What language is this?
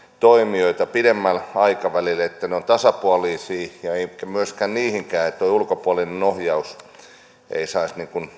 Finnish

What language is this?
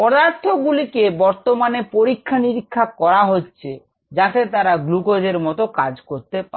Bangla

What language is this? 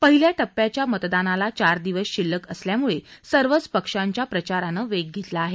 Marathi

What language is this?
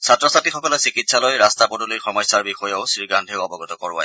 Assamese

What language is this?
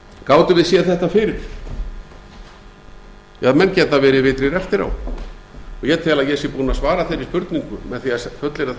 Icelandic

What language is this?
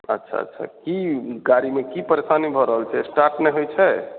Maithili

